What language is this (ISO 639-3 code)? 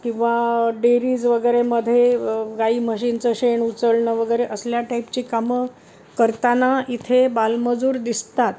mar